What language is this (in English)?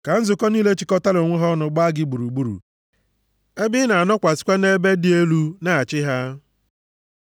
Igbo